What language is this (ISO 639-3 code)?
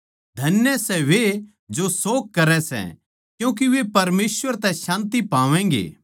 bgc